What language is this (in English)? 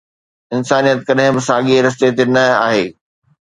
Sindhi